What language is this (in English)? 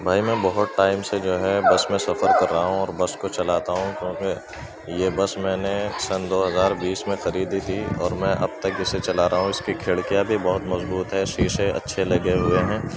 Urdu